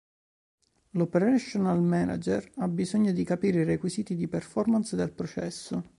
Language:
Italian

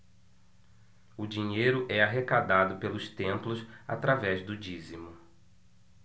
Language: Portuguese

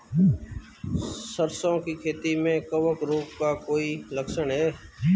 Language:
Hindi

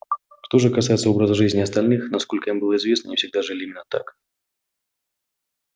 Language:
Russian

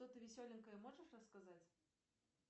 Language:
Russian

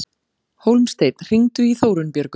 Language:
Icelandic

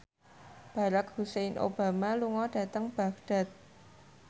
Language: Javanese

